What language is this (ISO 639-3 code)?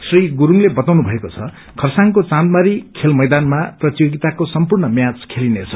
nep